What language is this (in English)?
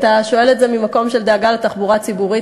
Hebrew